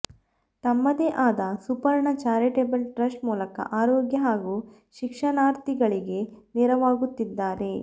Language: Kannada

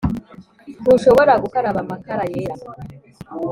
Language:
Kinyarwanda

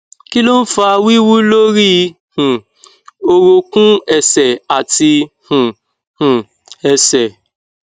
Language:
Yoruba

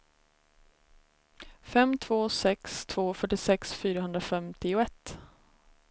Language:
Swedish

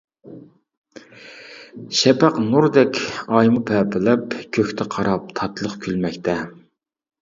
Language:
Uyghur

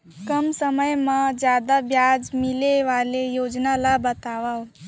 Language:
Chhattisgarhi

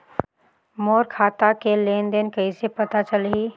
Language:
Chhattisgarhi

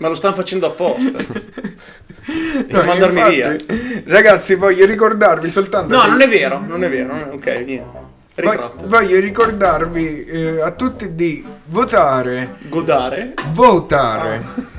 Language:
Italian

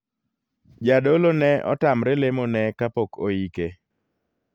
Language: Luo (Kenya and Tanzania)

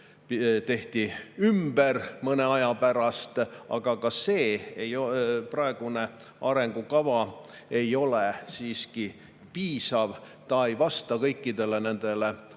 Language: Estonian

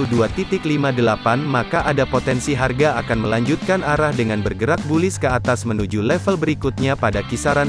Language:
Indonesian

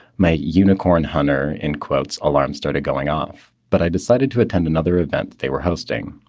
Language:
English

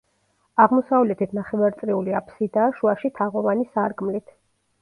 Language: Georgian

